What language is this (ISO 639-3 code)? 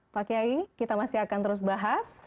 ind